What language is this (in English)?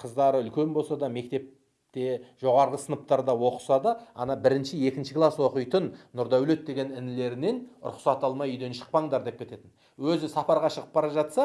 Turkish